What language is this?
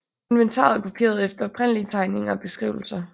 Danish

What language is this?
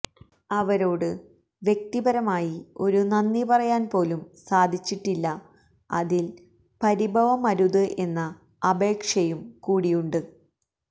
Malayalam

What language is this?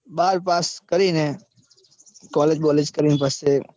Gujarati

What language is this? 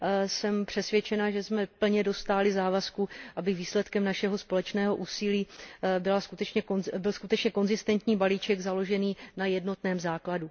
Czech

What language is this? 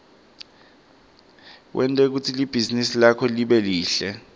Swati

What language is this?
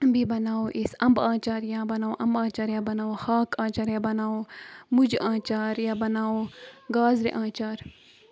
Kashmiri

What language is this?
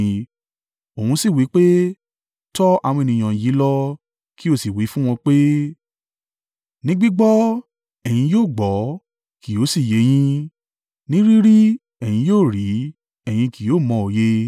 Yoruba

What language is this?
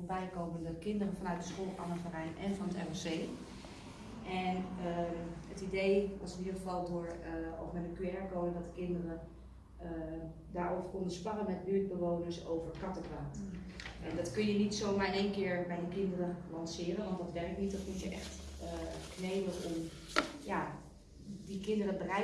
Dutch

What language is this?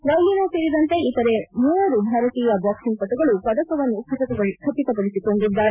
Kannada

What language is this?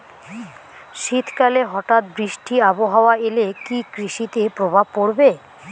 Bangla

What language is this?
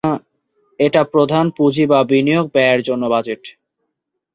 Bangla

